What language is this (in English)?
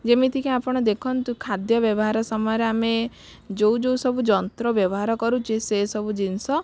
Odia